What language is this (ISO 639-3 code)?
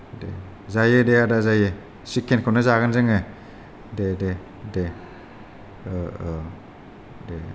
brx